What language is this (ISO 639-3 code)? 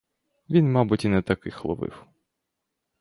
ukr